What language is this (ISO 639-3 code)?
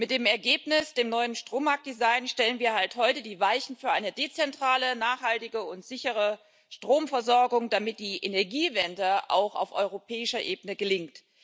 deu